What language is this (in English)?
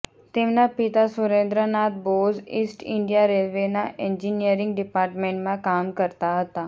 Gujarati